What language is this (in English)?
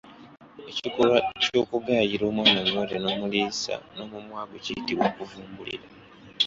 Ganda